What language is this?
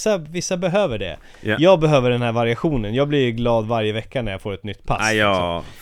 Swedish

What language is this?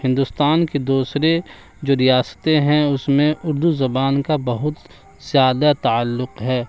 Urdu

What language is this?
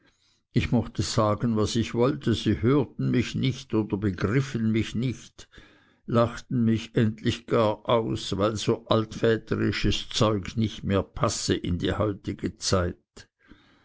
German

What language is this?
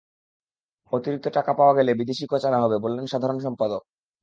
Bangla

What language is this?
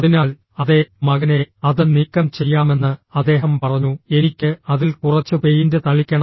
Malayalam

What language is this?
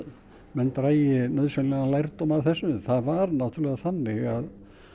Icelandic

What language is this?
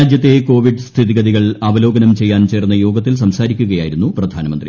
Malayalam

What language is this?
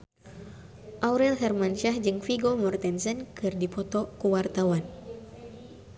Sundanese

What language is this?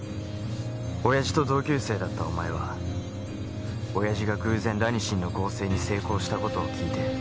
Japanese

